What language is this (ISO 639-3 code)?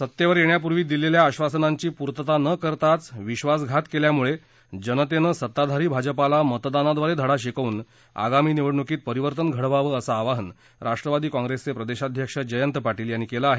mar